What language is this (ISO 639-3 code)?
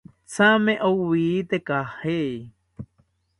cpy